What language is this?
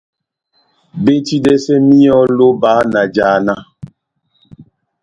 Batanga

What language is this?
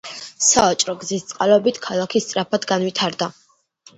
Georgian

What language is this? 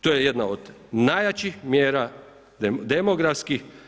Croatian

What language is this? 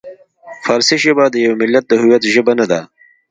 Pashto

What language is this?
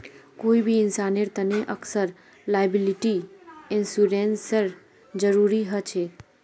Magahi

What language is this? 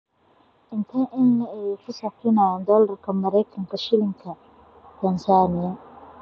Somali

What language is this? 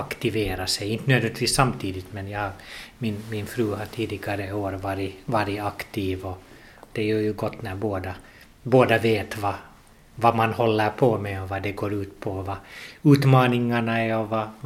Swedish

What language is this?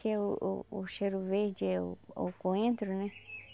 Portuguese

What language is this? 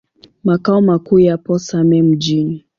Swahili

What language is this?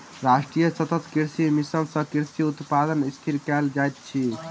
Maithili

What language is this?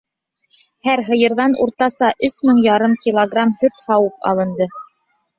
Bashkir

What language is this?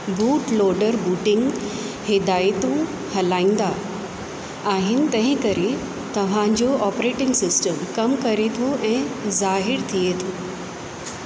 Sindhi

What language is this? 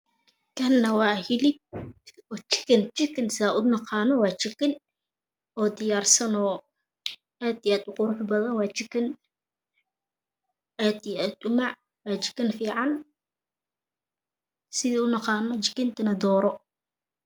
Somali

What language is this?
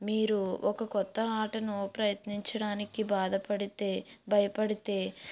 Telugu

